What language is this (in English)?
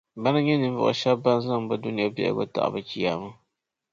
Dagbani